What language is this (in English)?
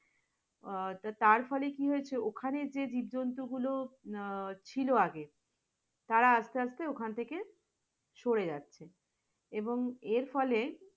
Bangla